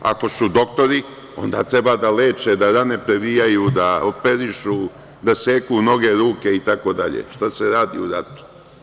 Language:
Serbian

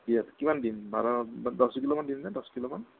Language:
Assamese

